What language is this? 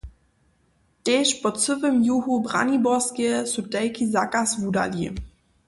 Upper Sorbian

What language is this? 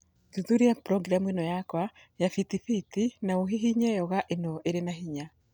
Kikuyu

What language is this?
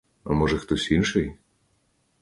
Ukrainian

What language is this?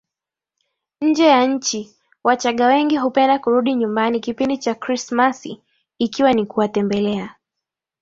Swahili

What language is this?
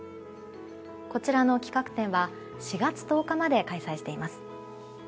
Japanese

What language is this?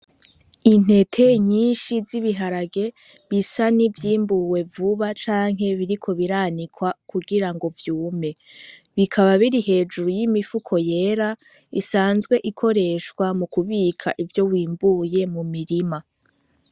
Rundi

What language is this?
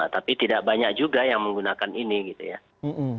Indonesian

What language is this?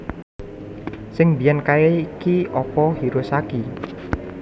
Javanese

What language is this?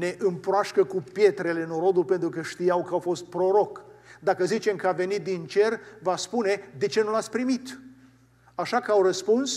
Romanian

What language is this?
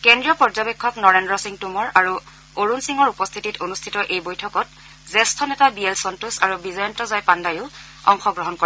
Assamese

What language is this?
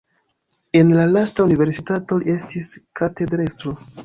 Esperanto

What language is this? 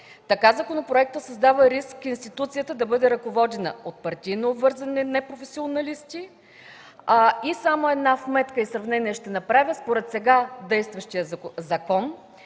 Bulgarian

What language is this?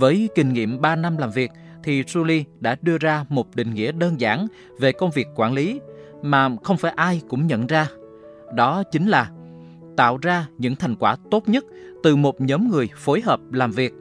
Vietnamese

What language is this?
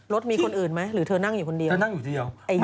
Thai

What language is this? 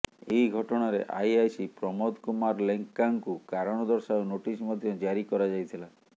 Odia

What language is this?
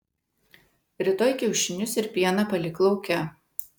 Lithuanian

